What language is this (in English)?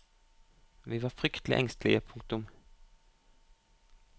Norwegian